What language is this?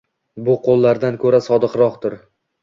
Uzbek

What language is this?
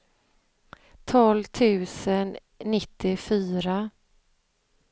Swedish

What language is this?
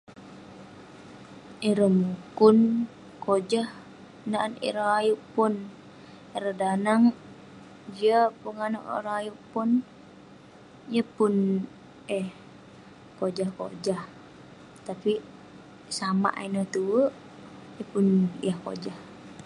Western Penan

